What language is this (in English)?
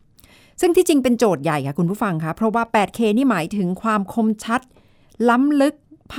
Thai